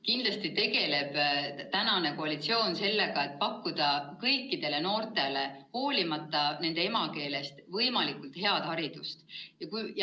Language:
Estonian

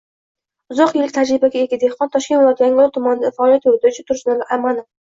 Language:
Uzbek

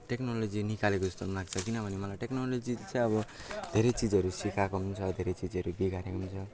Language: Nepali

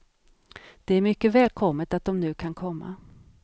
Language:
Swedish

